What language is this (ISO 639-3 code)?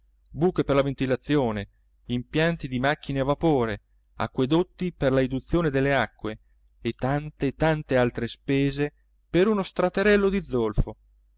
ita